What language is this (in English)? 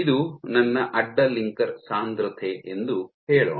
Kannada